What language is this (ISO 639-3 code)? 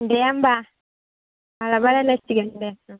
brx